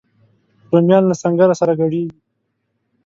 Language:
Pashto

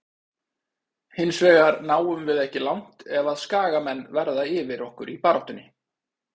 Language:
Icelandic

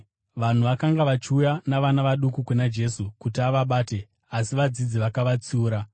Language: Shona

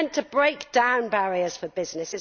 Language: English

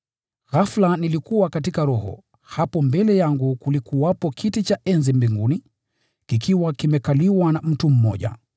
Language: Swahili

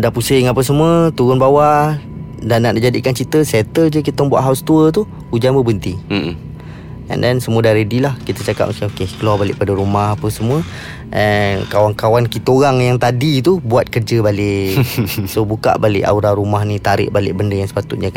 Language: Malay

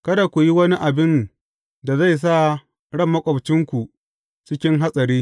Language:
Hausa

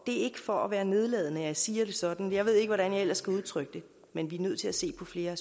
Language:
Danish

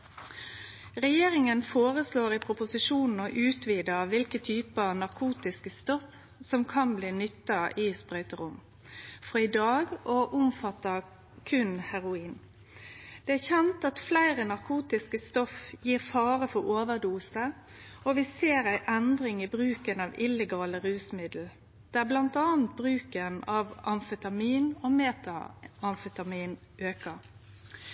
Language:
Norwegian Nynorsk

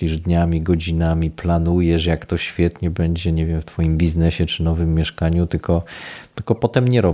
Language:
Polish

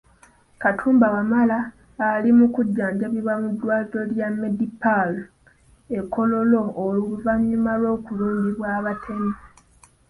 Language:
Ganda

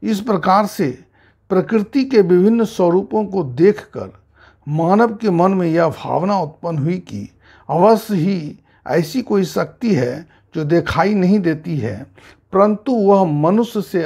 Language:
Hindi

